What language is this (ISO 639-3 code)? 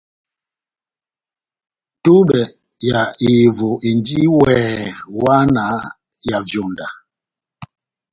bnm